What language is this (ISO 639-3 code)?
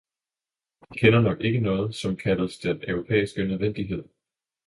dan